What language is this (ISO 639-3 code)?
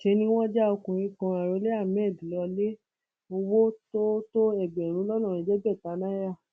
yor